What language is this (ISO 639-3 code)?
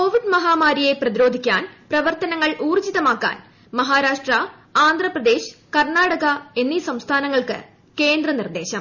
mal